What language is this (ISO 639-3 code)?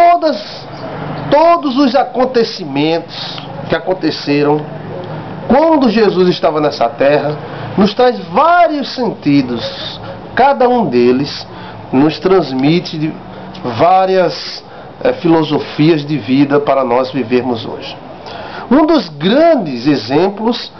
por